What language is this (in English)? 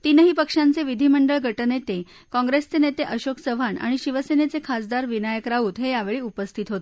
Marathi